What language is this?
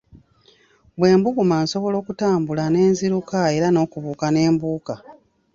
Ganda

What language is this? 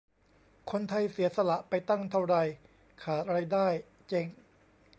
Thai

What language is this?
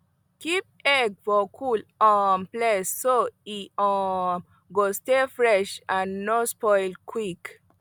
Nigerian Pidgin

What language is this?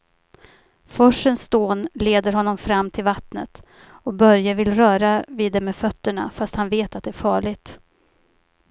Swedish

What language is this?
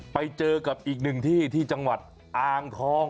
Thai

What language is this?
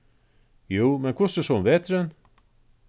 Faroese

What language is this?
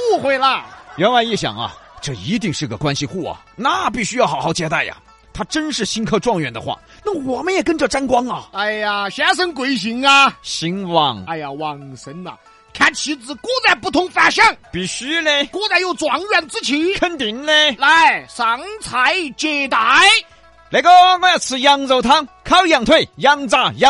Chinese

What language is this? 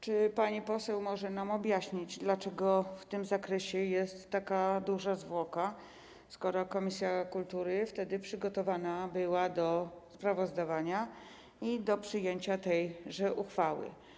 Polish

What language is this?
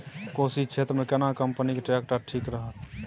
Maithili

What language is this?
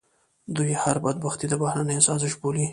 Pashto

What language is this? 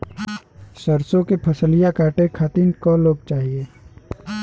Bhojpuri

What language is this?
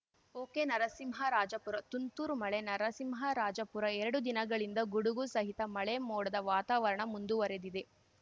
Kannada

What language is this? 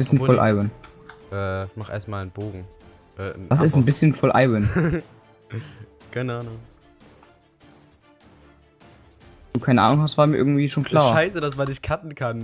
German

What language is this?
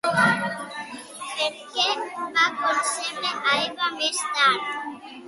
Catalan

